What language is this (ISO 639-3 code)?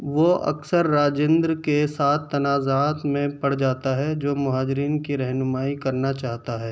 urd